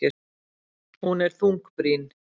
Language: Icelandic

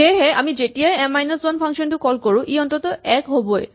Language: Assamese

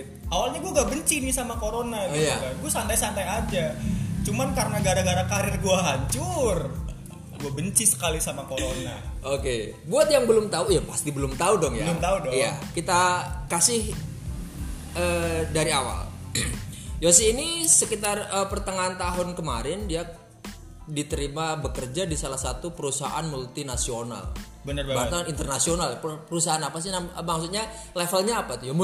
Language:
Indonesian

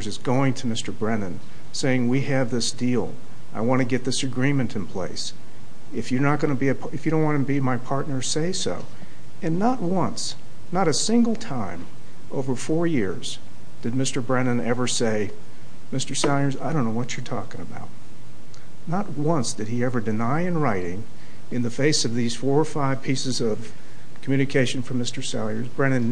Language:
English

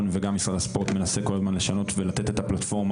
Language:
Hebrew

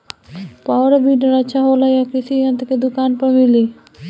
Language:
Bhojpuri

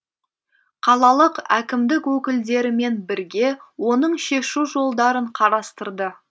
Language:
Kazakh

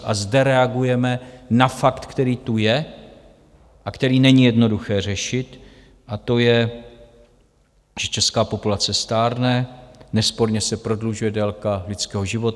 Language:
Czech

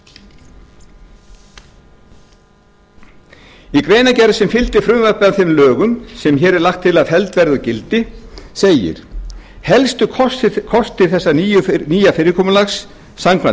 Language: Icelandic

